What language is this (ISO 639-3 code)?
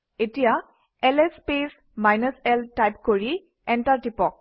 asm